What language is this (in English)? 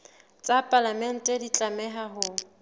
Southern Sotho